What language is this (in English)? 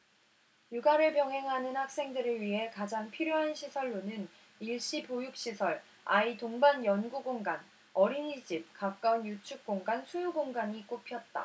Korean